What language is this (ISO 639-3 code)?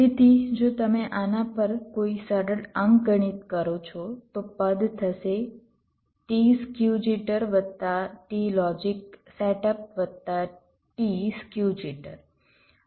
guj